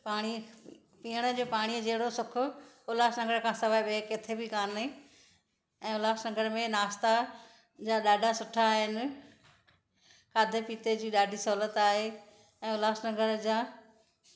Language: Sindhi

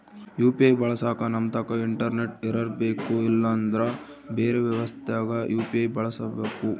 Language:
Kannada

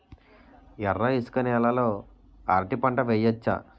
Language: Telugu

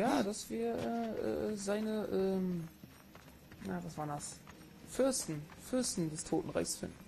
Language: German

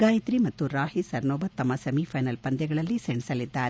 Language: Kannada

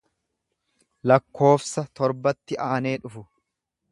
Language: Oromo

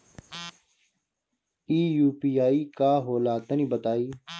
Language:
Bhojpuri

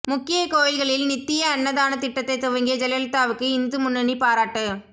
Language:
Tamil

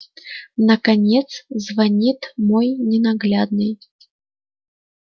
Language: Russian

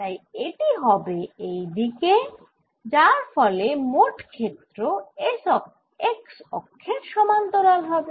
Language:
Bangla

